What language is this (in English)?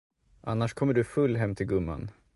Swedish